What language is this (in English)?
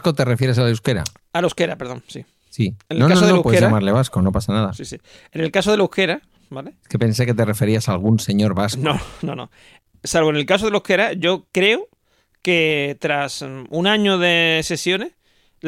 Spanish